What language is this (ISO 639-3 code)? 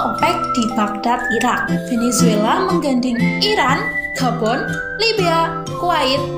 ind